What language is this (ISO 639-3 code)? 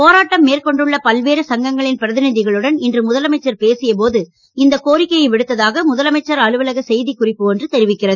tam